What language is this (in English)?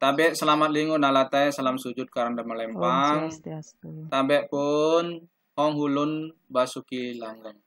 Indonesian